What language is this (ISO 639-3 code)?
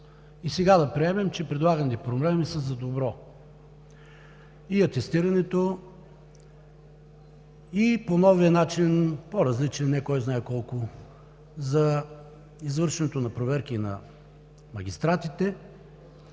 bul